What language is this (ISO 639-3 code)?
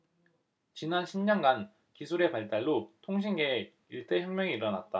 kor